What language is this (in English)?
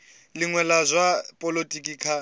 Venda